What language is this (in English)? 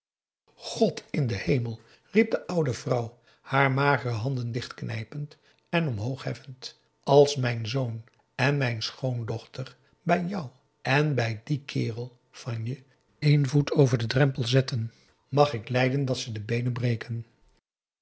Dutch